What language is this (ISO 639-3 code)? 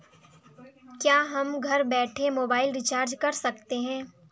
hin